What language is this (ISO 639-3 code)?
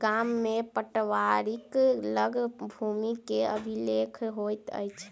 mai